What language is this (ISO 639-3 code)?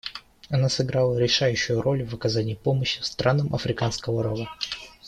rus